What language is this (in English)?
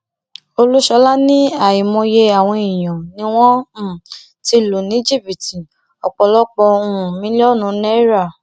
Yoruba